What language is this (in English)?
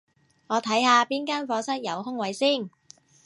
Cantonese